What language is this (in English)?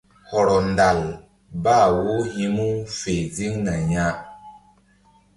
Mbum